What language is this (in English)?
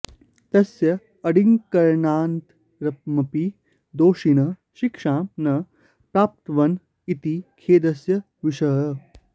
Sanskrit